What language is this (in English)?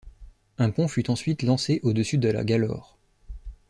French